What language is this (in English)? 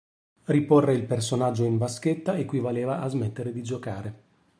Italian